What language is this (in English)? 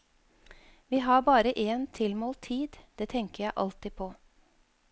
Norwegian